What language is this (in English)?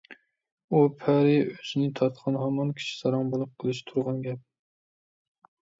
Uyghur